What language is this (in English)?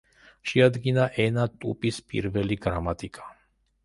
Georgian